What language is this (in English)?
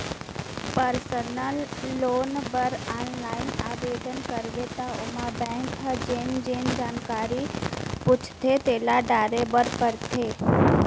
Chhattisgarhi